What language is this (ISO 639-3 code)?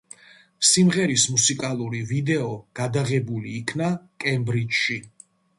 kat